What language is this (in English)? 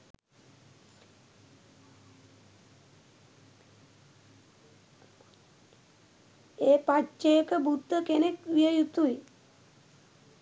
Sinhala